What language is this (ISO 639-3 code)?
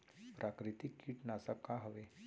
hne